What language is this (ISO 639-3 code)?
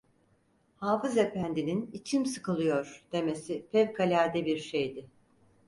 tur